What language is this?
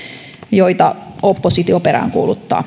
Finnish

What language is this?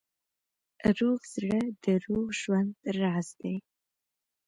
Pashto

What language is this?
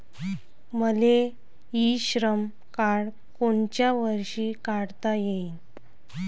Marathi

